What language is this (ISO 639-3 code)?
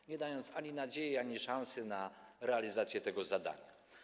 pol